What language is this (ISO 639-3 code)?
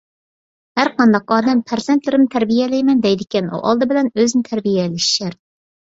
uig